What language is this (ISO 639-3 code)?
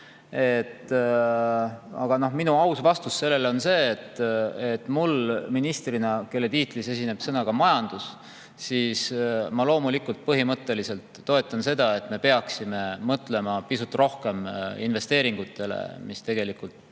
est